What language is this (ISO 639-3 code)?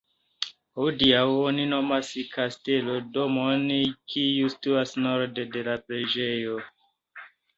epo